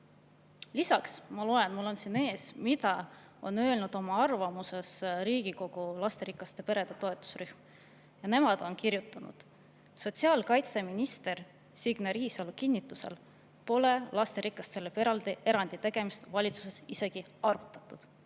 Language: Estonian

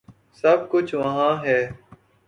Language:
Urdu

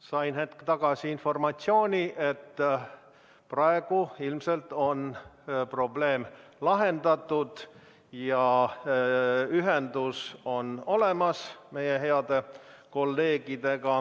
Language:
Estonian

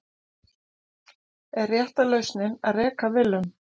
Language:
Icelandic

